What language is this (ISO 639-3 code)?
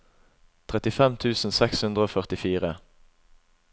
nor